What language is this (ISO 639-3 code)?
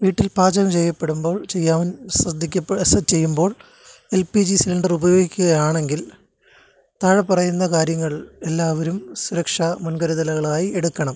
mal